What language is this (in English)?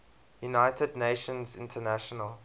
English